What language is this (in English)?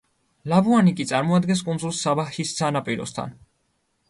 Georgian